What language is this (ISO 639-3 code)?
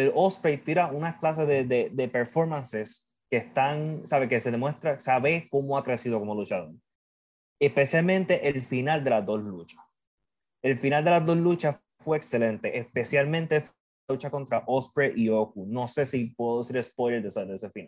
spa